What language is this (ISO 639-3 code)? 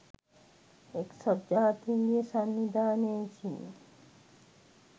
sin